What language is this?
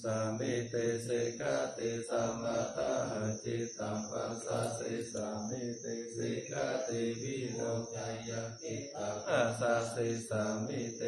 Thai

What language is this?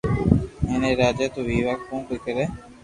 Loarki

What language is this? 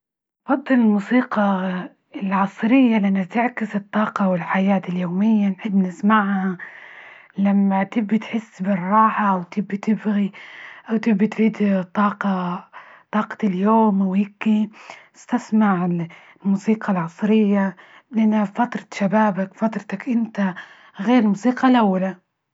Libyan Arabic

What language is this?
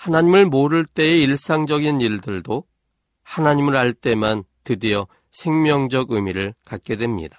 Korean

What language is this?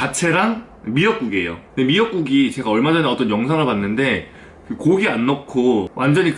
Korean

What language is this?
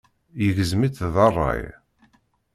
Kabyle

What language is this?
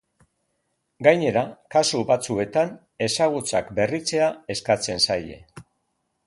Basque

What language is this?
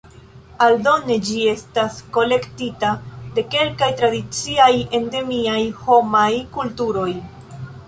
Esperanto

